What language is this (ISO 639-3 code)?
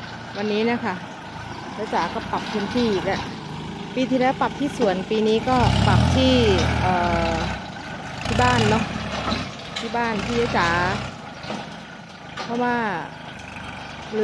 tha